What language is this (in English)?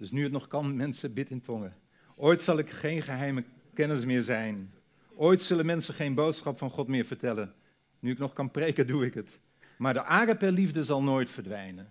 Dutch